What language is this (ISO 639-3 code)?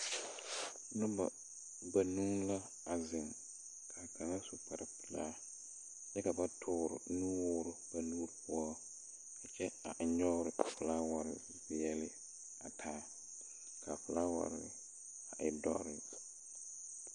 dga